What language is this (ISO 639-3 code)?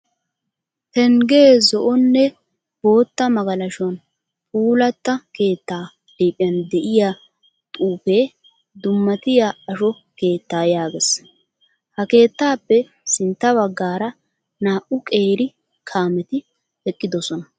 wal